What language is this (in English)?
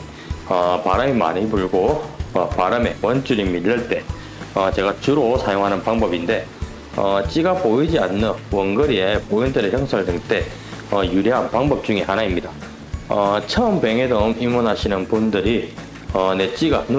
Korean